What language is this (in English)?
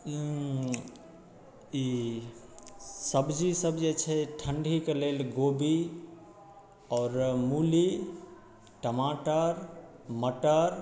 Maithili